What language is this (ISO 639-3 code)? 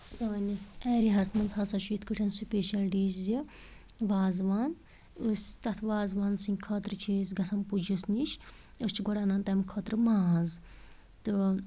kas